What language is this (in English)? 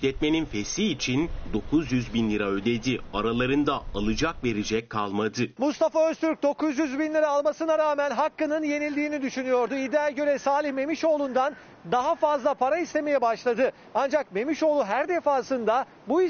Turkish